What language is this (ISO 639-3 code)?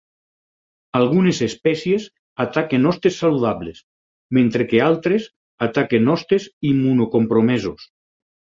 cat